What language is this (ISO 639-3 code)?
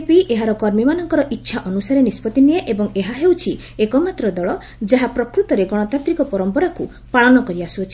ori